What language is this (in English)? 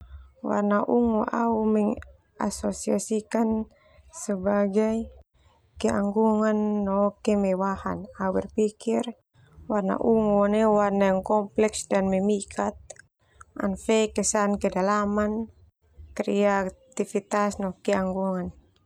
Termanu